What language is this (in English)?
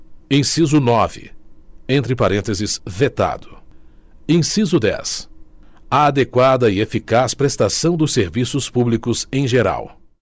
Portuguese